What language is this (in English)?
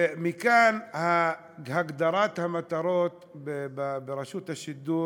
Hebrew